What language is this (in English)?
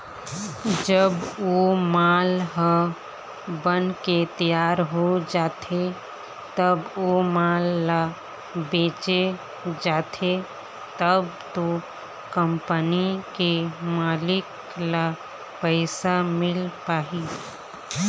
Chhattisgarhi